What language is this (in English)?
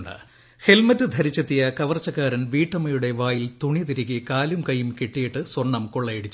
Malayalam